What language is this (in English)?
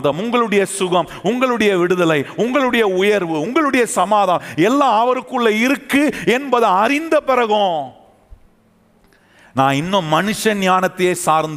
Tamil